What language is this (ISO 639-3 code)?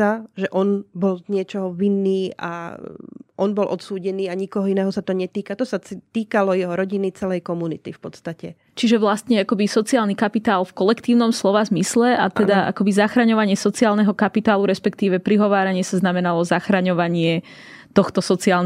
slk